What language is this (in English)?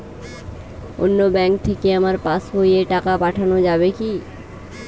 Bangla